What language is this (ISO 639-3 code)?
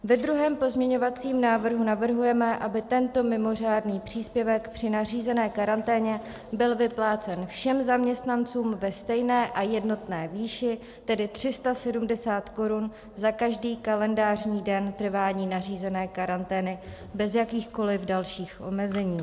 ces